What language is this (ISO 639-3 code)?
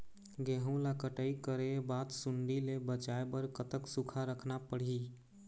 hne